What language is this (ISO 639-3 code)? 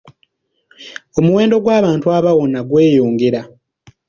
lug